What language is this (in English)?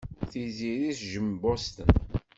Kabyle